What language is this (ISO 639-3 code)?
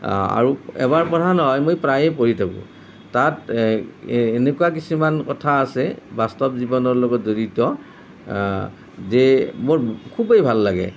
asm